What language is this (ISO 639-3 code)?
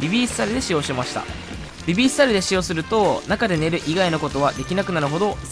jpn